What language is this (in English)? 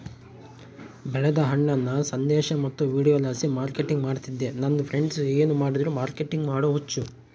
Kannada